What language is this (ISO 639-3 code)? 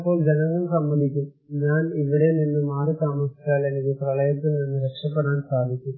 mal